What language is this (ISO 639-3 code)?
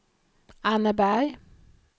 swe